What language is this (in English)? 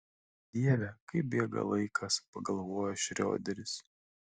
Lithuanian